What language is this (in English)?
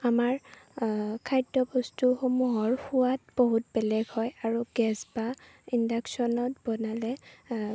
Assamese